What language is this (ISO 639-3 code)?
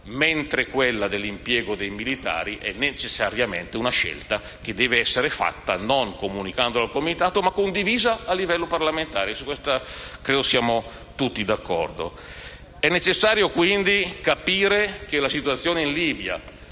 ita